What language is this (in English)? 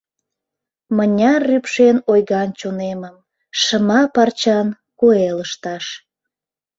Mari